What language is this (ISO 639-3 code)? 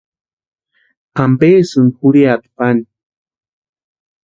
pua